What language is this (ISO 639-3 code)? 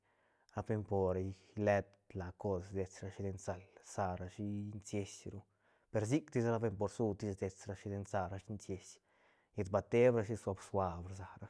ztn